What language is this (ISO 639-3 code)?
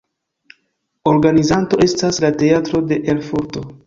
epo